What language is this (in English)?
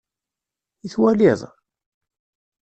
Kabyle